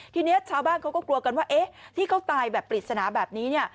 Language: Thai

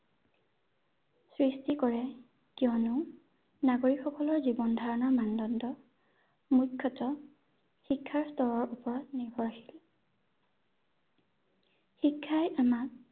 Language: Assamese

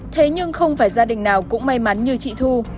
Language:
Vietnamese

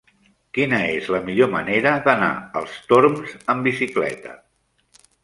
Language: Catalan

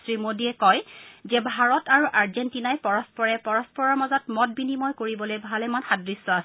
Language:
Assamese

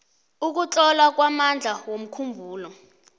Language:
South Ndebele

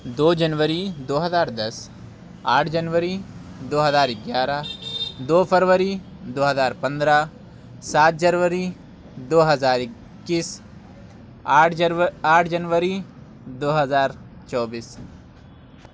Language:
Urdu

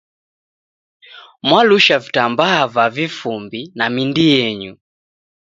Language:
Taita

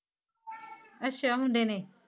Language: Punjabi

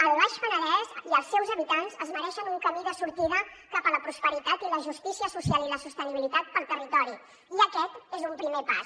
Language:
Catalan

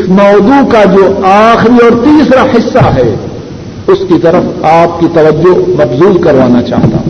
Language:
Urdu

